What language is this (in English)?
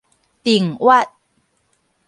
Min Nan Chinese